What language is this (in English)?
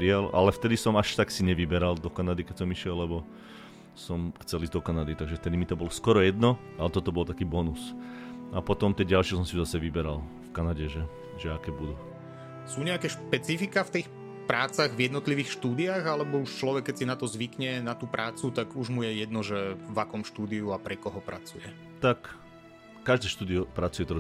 Slovak